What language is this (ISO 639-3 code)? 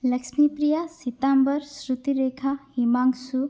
san